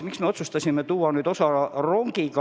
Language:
Estonian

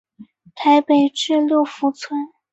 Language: Chinese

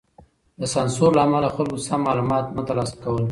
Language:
Pashto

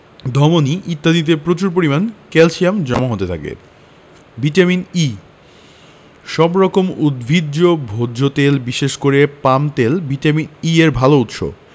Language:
Bangla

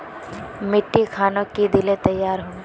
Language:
Magahi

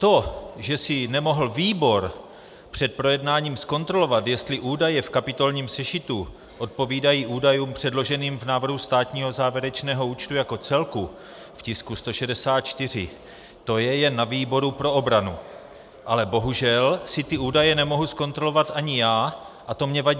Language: Czech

